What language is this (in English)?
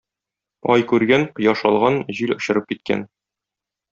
Tatar